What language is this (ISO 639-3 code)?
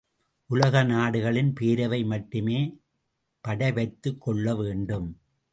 tam